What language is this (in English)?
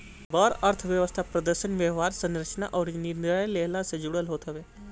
Bhojpuri